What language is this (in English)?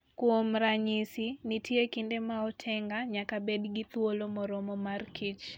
Luo (Kenya and Tanzania)